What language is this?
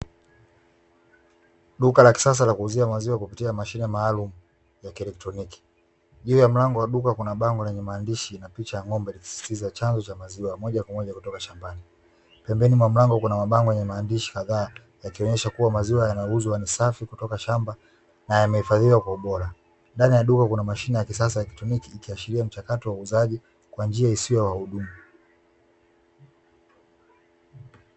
Swahili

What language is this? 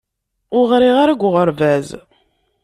Kabyle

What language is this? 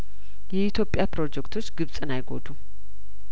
Amharic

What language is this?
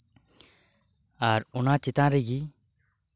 Santali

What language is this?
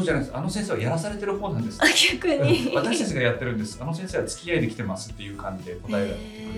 Japanese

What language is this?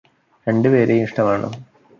Malayalam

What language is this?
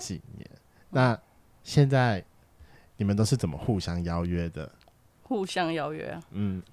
Chinese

